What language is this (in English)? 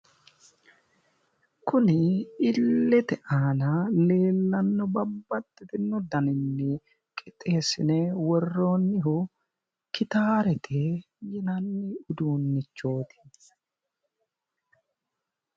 Sidamo